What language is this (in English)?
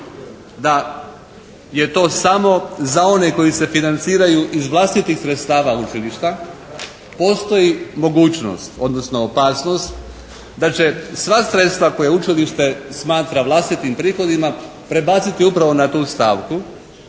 Croatian